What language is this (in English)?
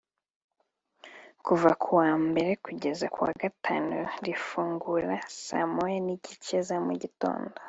Kinyarwanda